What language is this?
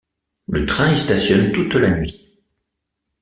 French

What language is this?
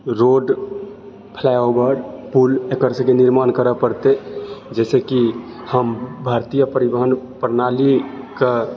Maithili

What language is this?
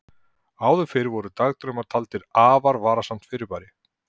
Icelandic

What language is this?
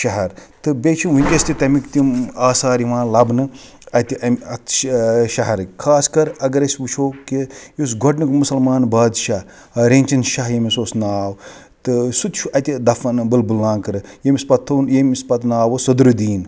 Kashmiri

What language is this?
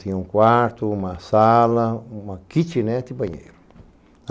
Portuguese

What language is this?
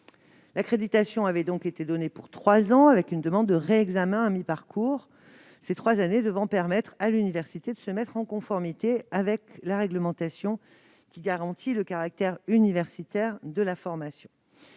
French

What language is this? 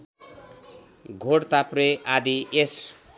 Nepali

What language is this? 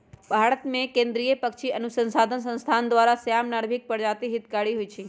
Magahi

